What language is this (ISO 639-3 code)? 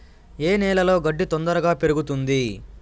tel